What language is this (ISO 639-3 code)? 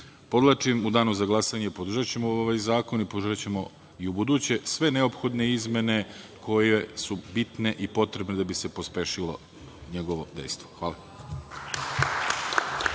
srp